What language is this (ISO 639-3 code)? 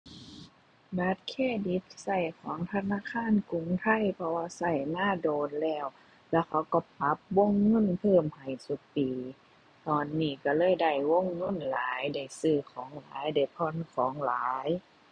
tha